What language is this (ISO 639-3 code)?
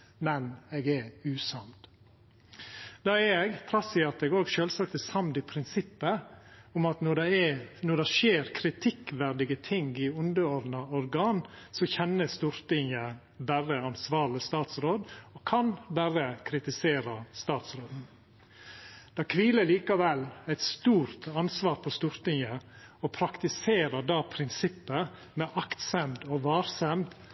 nno